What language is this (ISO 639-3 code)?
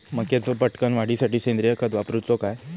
mar